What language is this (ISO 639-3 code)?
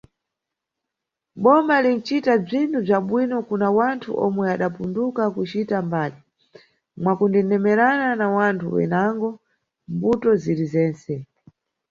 nyu